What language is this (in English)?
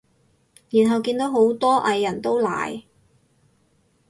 Cantonese